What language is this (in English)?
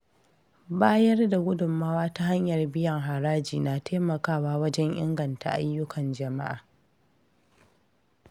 Hausa